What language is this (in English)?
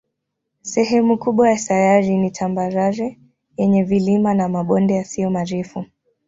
Swahili